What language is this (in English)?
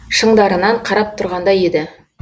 Kazakh